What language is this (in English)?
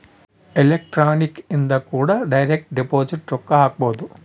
Kannada